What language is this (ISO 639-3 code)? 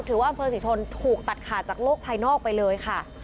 tha